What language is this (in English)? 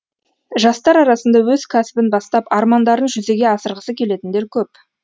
Kazakh